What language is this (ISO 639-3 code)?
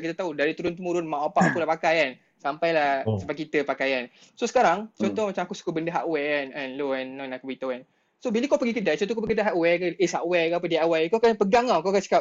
msa